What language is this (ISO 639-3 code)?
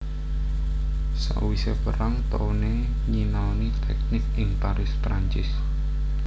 jav